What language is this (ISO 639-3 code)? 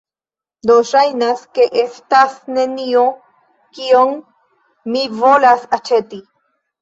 epo